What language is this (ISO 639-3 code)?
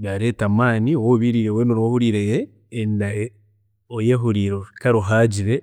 cgg